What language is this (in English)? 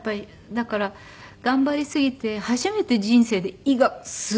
Japanese